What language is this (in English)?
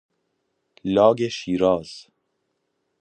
Persian